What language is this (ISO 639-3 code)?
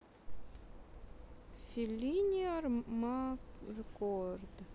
rus